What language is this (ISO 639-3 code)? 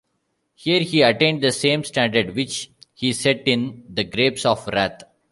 eng